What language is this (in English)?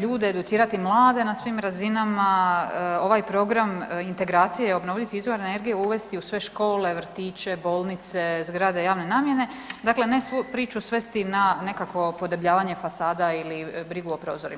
Croatian